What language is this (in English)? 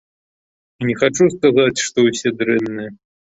Belarusian